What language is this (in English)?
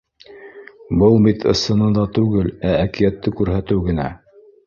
Bashkir